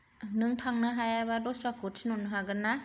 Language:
Bodo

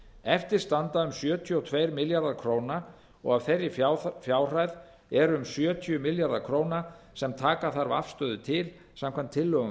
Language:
Icelandic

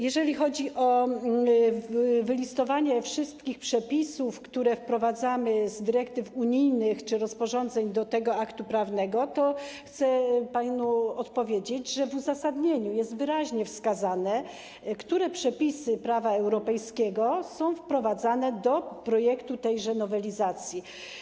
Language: Polish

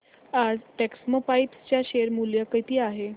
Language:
Marathi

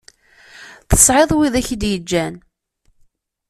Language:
Kabyle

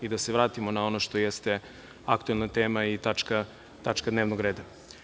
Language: Serbian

